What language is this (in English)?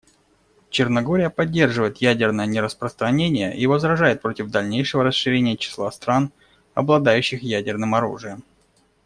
Russian